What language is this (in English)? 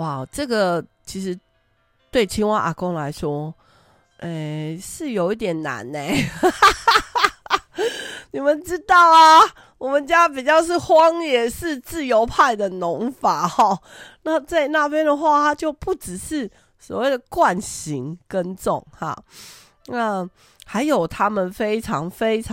Chinese